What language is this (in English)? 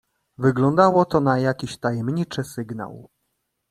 Polish